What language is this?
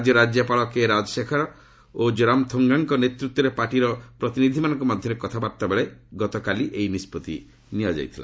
Odia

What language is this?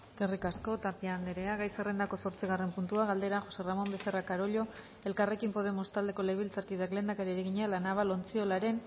Basque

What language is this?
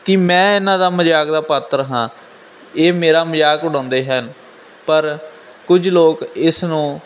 Punjabi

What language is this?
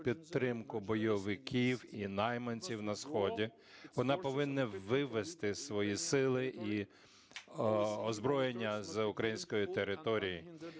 Ukrainian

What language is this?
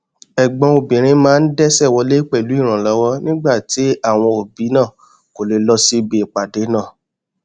Yoruba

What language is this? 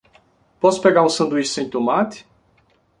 Portuguese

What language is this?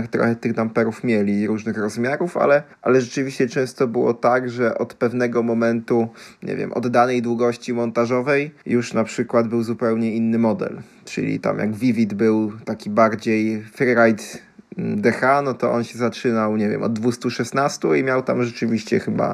Polish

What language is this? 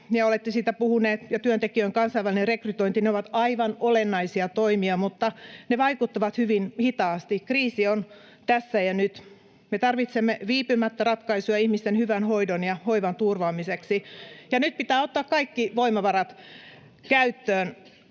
Finnish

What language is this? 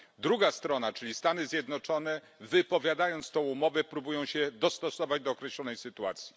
Polish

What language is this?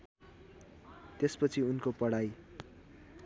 Nepali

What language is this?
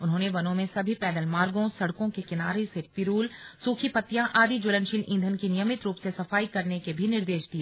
Hindi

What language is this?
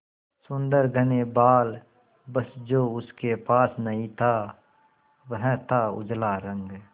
Hindi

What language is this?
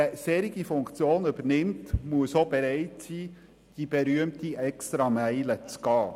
Swiss German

